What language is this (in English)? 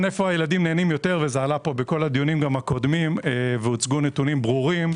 Hebrew